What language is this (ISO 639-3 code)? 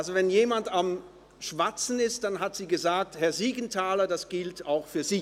gsw